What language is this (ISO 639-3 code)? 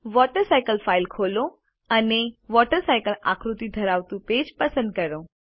guj